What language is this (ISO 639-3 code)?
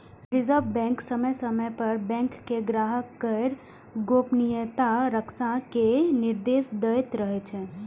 mai